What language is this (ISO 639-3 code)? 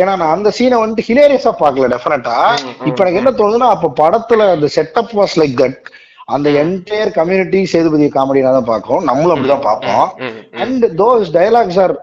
tam